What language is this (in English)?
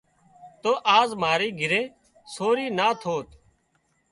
Wadiyara Koli